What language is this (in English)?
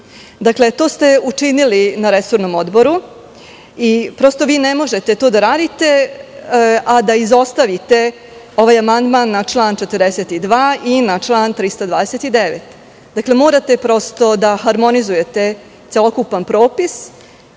Serbian